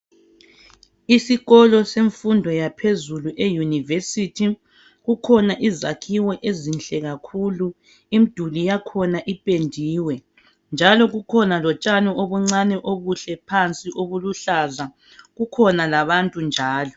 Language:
North Ndebele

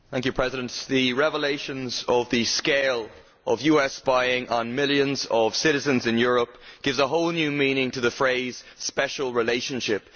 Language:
English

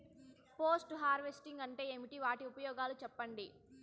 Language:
Telugu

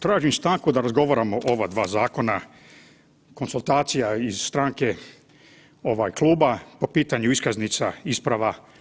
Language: Croatian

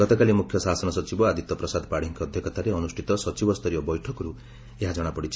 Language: Odia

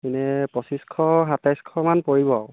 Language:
Assamese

